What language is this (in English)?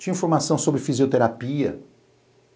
Portuguese